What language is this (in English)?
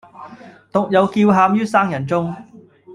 Cantonese